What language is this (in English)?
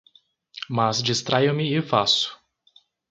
Portuguese